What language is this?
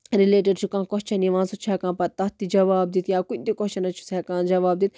Kashmiri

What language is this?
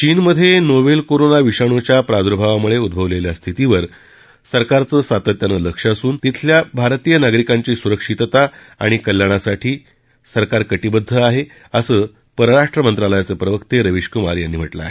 Marathi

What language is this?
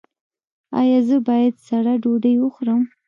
Pashto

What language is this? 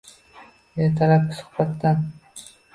Uzbek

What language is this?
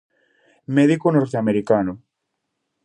Galician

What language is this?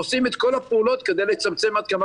Hebrew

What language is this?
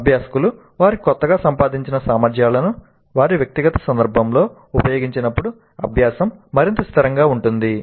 Telugu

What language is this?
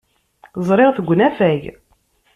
Kabyle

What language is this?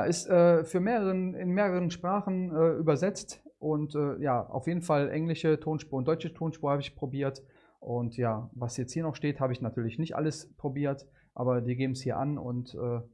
German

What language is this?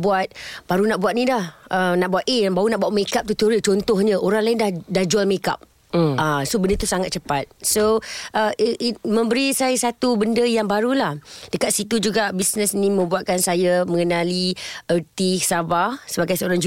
Malay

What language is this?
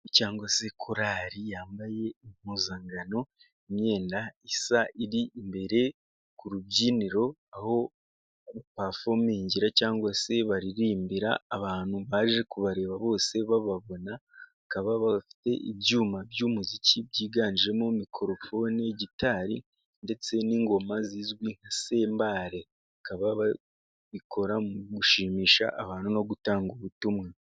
Kinyarwanda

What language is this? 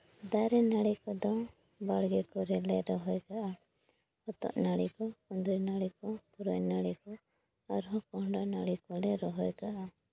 Santali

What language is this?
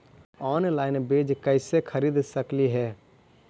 Magahi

